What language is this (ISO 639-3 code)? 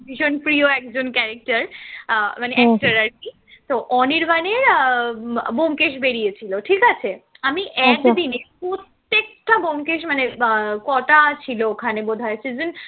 ben